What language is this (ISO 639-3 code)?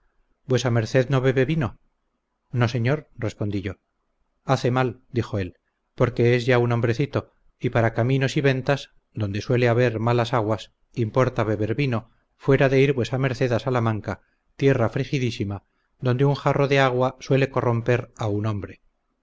spa